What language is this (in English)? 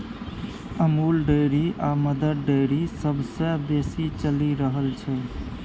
Maithili